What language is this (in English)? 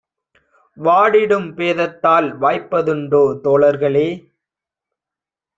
Tamil